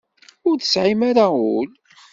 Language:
Kabyle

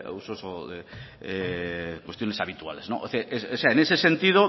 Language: Spanish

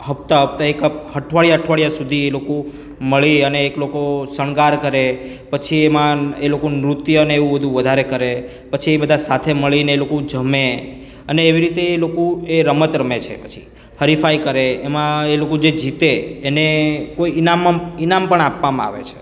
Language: Gujarati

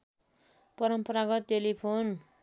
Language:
Nepali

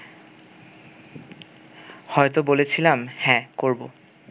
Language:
Bangla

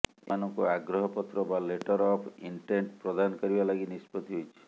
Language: Odia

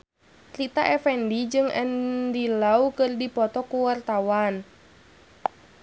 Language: Sundanese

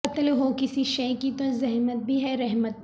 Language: Urdu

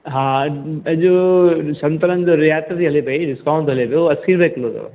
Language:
Sindhi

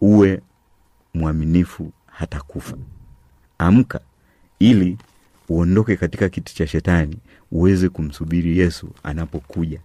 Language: Swahili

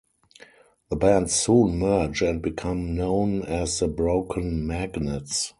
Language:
English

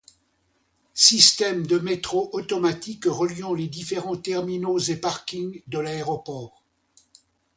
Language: French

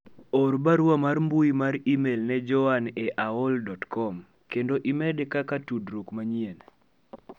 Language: Luo (Kenya and Tanzania)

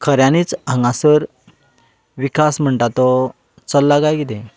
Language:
Konkani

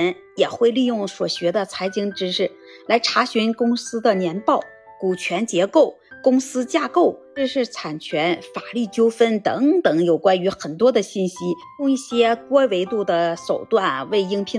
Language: Chinese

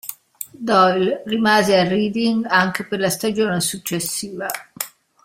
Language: Italian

